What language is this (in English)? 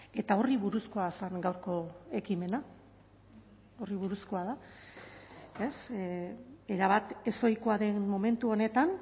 Basque